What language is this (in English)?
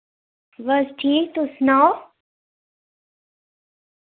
Dogri